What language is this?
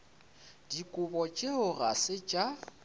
Northern Sotho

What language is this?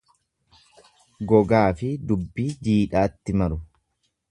Oromo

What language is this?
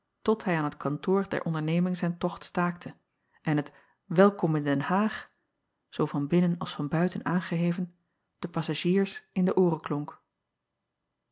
Dutch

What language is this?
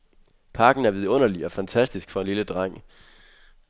Danish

